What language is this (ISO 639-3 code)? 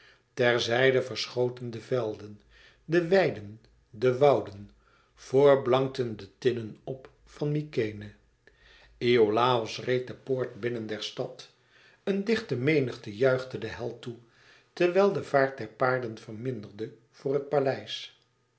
nld